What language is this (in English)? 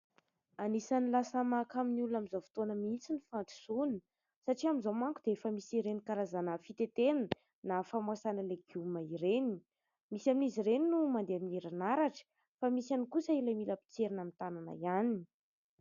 Malagasy